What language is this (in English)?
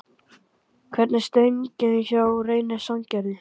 Icelandic